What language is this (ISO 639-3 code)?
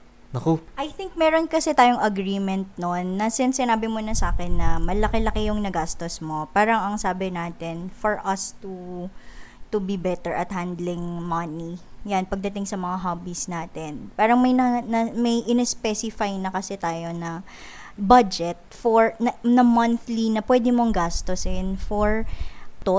fil